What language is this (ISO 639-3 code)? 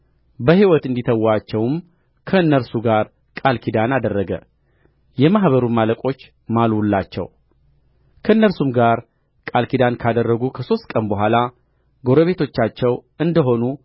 amh